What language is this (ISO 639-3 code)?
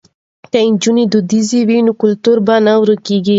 pus